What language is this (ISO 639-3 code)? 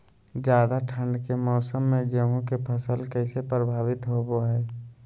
mag